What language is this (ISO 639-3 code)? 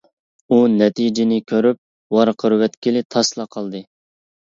uig